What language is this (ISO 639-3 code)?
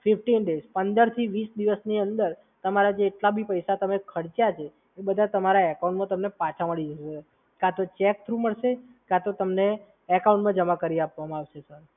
guj